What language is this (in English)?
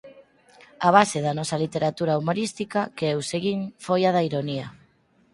Galician